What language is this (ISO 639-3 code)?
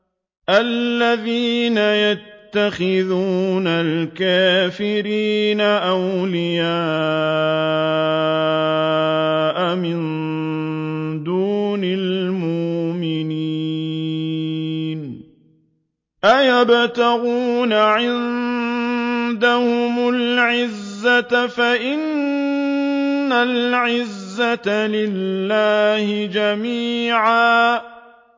ara